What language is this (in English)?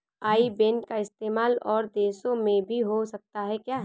Hindi